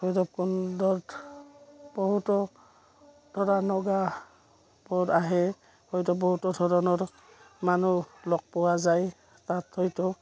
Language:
Assamese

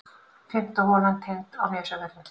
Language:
Icelandic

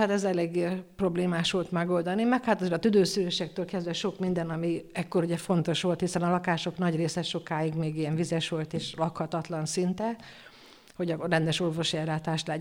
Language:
Hungarian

